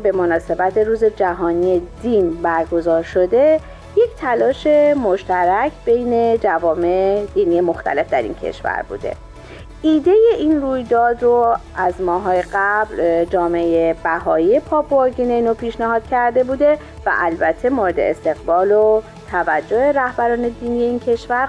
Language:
Persian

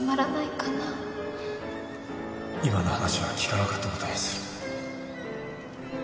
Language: Japanese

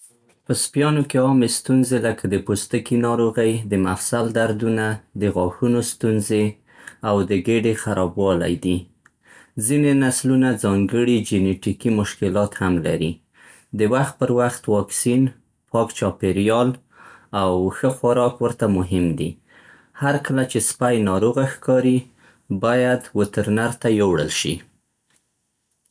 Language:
Central Pashto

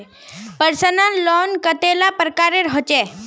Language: Magahi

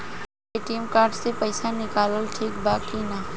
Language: Bhojpuri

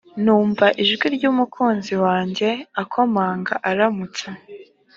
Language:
Kinyarwanda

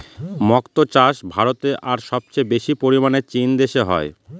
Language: Bangla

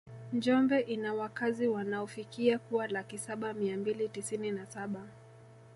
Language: Swahili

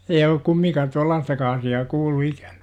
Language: Finnish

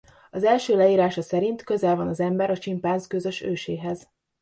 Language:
Hungarian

